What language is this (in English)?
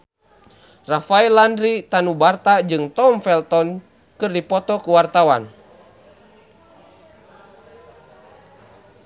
Sundanese